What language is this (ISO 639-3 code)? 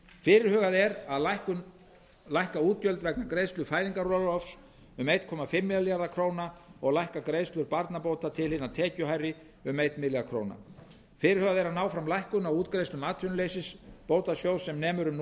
isl